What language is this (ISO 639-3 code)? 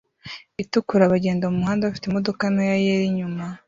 kin